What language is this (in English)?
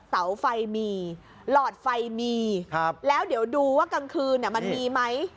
Thai